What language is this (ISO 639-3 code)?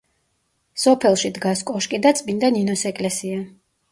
kat